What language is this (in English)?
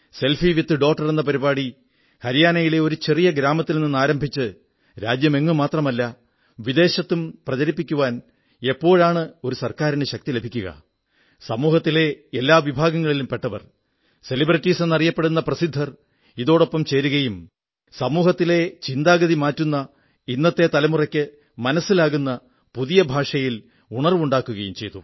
Malayalam